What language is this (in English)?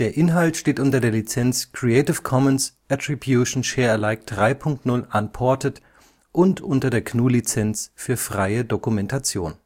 German